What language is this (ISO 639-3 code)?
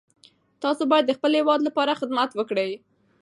pus